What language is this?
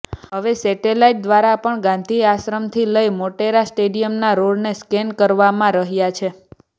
Gujarati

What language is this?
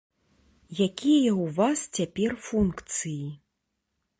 Belarusian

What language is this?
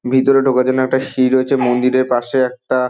Bangla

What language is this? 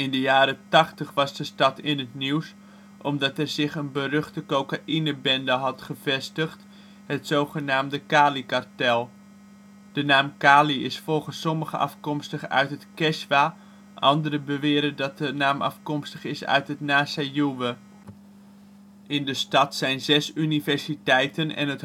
Dutch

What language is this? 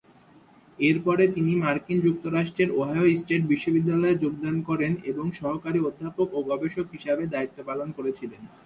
Bangla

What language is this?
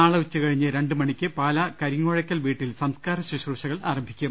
Malayalam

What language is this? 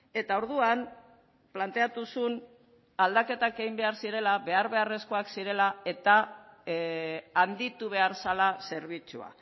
Basque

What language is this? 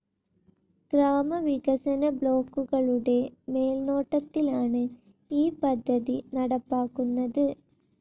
Malayalam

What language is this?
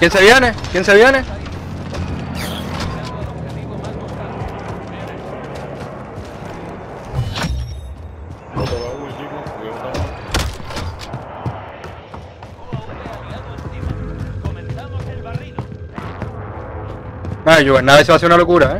Spanish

